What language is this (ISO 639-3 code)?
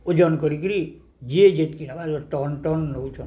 ori